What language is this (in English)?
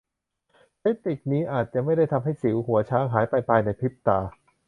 Thai